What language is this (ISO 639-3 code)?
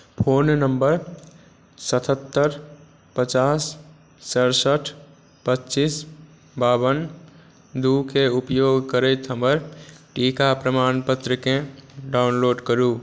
mai